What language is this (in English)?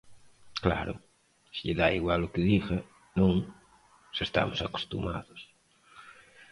Galician